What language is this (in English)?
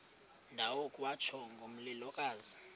Xhosa